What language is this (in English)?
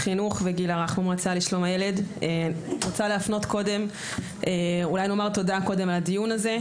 Hebrew